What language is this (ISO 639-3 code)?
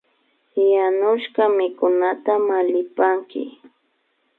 qvi